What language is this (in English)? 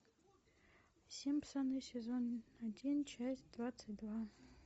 Russian